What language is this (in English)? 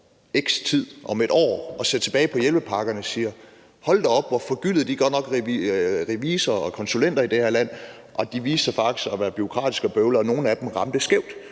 Danish